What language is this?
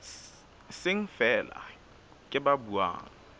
Southern Sotho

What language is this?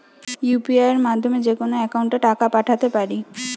Bangla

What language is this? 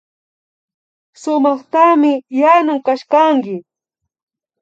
Imbabura Highland Quichua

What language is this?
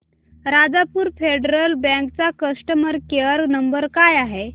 Marathi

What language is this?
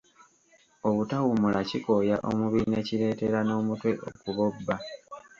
Ganda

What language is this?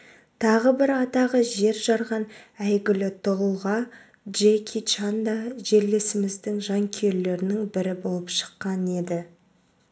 Kazakh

